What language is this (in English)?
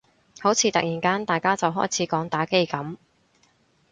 Cantonese